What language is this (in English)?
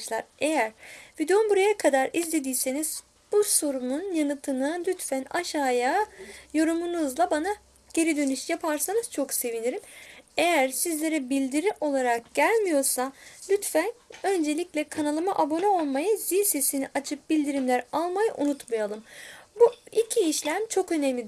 Turkish